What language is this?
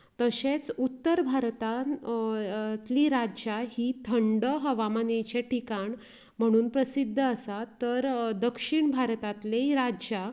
Konkani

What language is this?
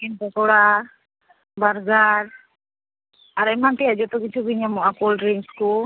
Santali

